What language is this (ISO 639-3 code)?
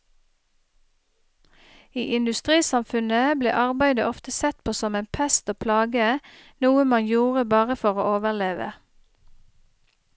nor